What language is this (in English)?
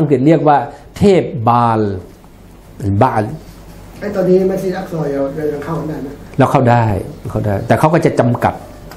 Thai